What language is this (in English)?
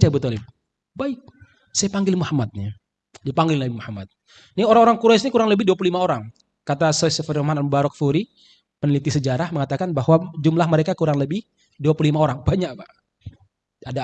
Indonesian